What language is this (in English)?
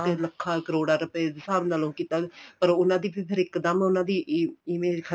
Punjabi